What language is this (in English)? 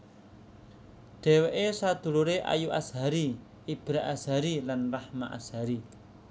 Javanese